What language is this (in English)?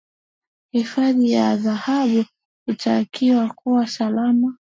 Swahili